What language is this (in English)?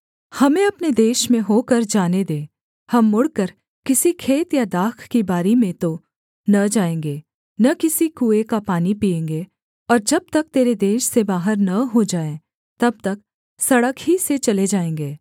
Hindi